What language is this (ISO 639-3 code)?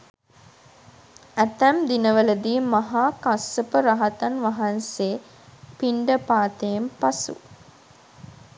sin